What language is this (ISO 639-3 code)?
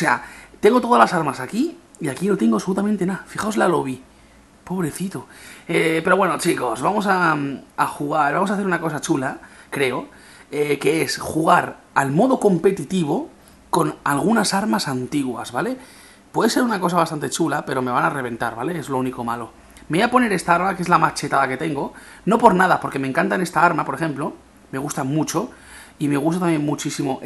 spa